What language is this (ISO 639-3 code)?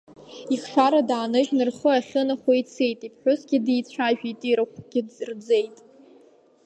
abk